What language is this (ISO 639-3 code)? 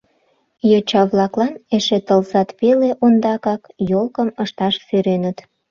chm